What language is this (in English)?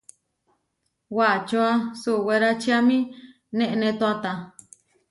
Huarijio